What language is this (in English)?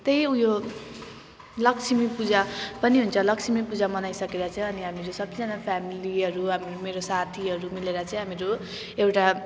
Nepali